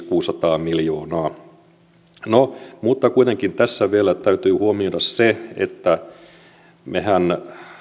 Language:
Finnish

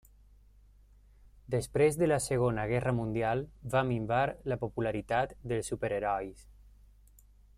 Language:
Catalan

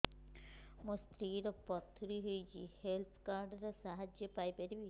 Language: Odia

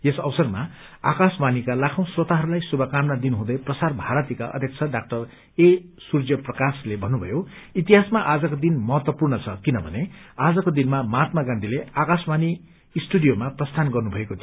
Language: Nepali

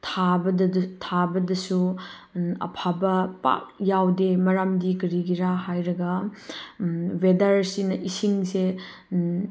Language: Manipuri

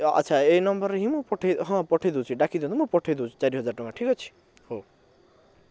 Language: Odia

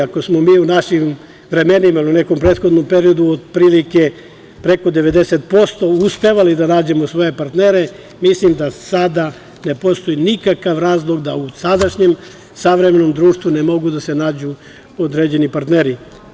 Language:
Serbian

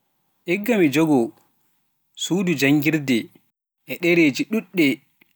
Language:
Pular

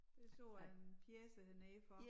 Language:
Danish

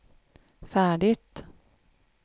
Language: Swedish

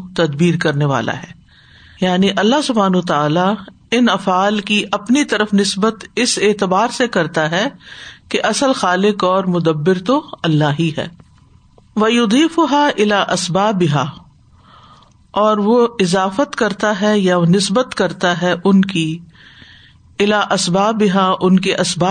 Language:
Urdu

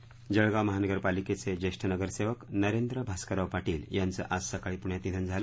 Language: Marathi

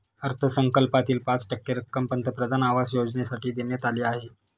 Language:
Marathi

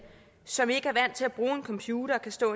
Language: Danish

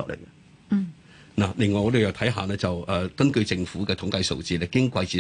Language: Chinese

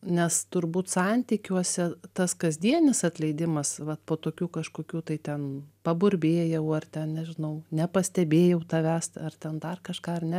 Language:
Lithuanian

